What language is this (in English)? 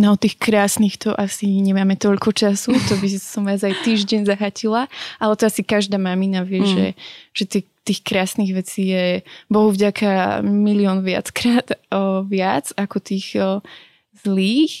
Slovak